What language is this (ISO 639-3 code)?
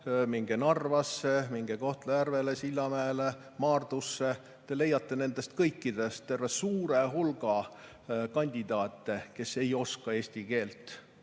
est